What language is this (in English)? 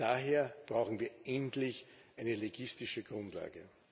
German